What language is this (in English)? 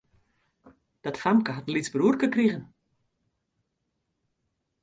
Western Frisian